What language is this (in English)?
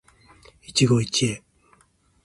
Japanese